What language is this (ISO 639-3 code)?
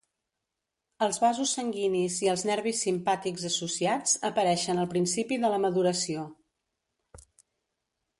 cat